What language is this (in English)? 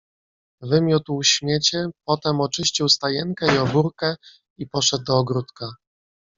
Polish